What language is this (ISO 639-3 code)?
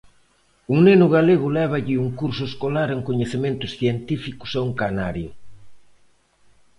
glg